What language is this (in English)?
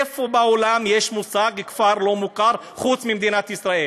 Hebrew